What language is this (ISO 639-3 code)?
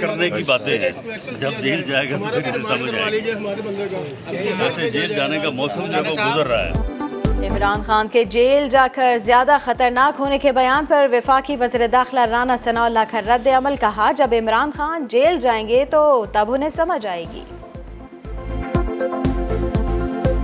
hin